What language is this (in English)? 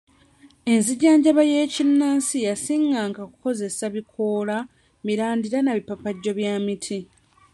Ganda